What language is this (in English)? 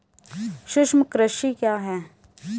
Hindi